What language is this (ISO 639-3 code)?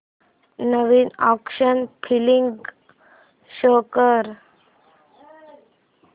mar